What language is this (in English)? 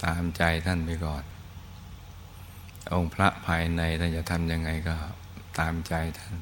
Thai